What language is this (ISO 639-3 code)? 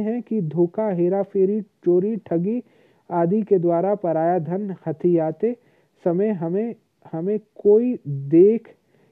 hin